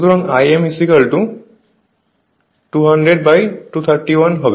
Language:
Bangla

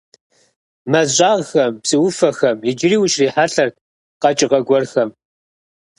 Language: Kabardian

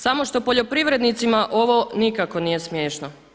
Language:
Croatian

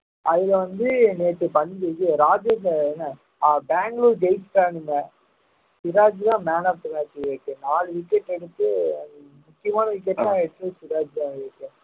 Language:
Tamil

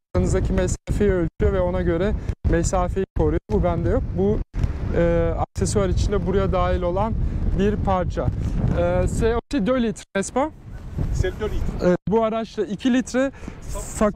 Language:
Turkish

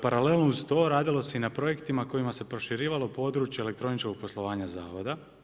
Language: Croatian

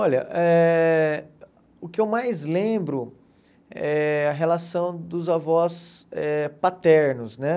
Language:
Portuguese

